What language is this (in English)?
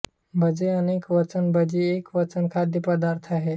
Marathi